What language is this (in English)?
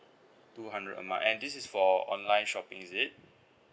English